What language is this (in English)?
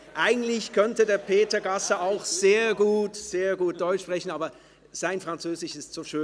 Swiss German